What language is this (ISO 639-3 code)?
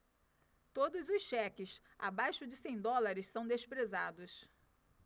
por